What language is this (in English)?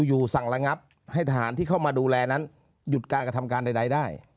Thai